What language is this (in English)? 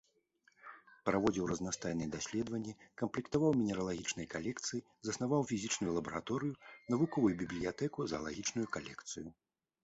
Belarusian